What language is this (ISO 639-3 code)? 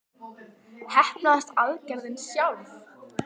isl